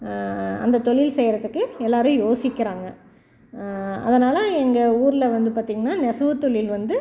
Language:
Tamil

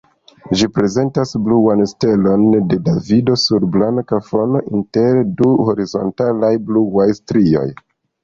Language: Esperanto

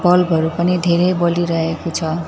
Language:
Nepali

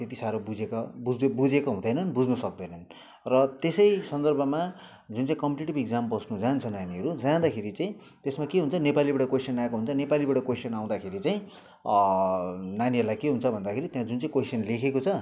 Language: Nepali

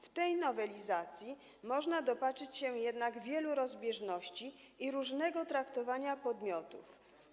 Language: Polish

